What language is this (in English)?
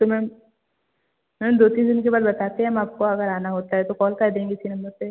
Hindi